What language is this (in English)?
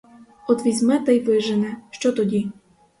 Ukrainian